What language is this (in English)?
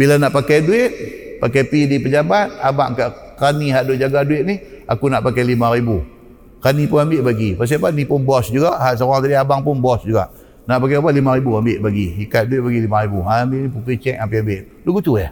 Malay